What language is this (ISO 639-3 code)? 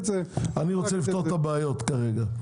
heb